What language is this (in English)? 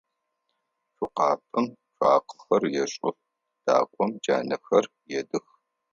Adyghe